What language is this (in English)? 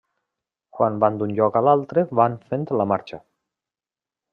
Catalan